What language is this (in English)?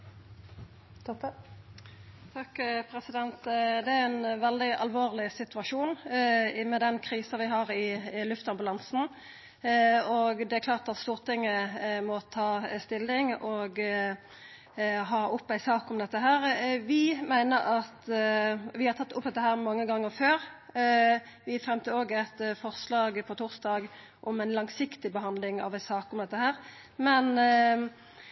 Norwegian